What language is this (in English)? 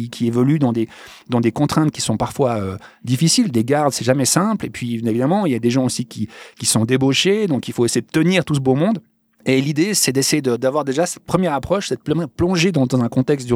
French